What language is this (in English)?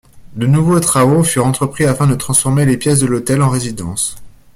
French